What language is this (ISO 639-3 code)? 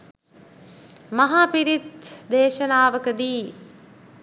sin